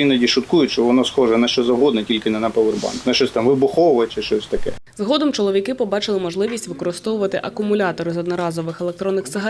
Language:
Ukrainian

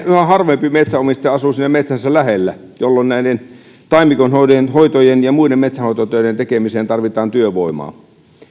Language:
Finnish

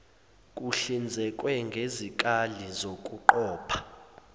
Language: Zulu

